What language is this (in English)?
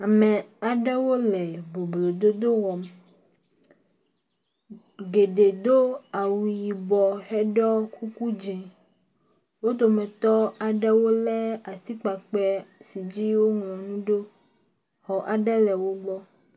Ewe